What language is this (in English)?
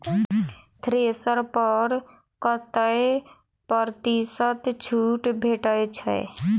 Maithili